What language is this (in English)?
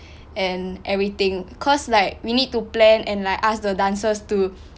English